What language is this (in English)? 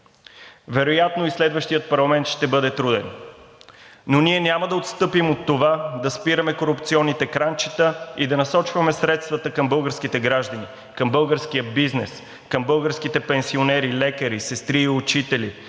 Bulgarian